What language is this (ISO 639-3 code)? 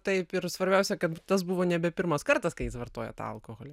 lit